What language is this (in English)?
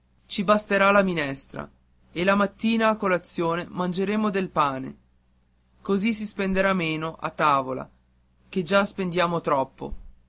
Italian